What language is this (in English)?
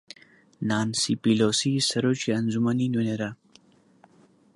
Central Kurdish